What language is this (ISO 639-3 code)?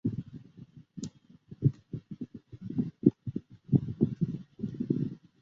zho